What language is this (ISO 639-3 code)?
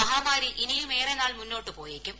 mal